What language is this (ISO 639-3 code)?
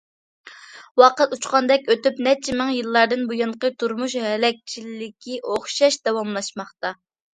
uig